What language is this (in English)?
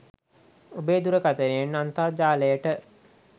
Sinhala